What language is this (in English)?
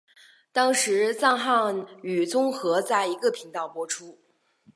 Chinese